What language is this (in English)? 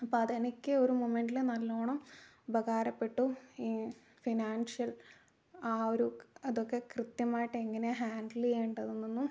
Malayalam